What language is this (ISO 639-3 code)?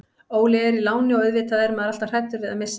isl